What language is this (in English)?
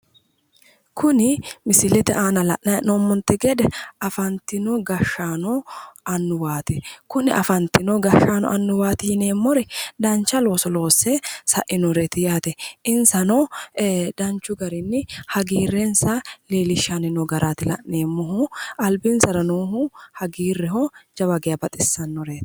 Sidamo